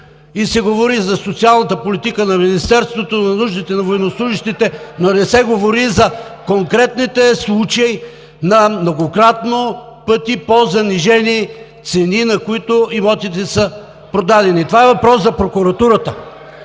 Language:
Bulgarian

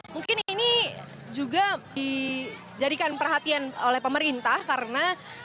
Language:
Indonesian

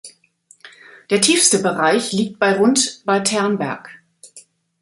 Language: German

